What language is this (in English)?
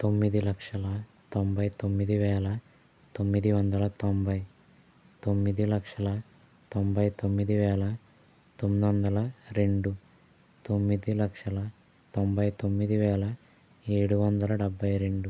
Telugu